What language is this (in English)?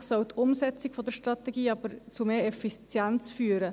Swiss German